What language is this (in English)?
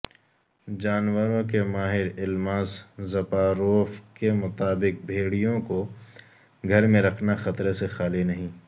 Urdu